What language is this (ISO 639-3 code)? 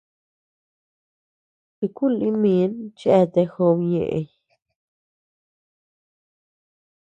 cux